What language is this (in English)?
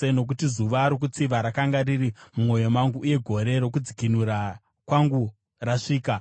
Shona